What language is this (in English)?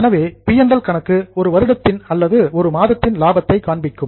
Tamil